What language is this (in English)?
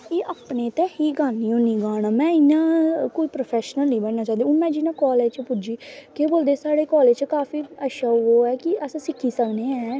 Dogri